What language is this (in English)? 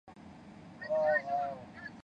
Chinese